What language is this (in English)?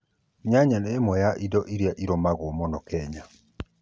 Kikuyu